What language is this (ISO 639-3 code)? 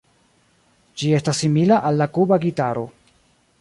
epo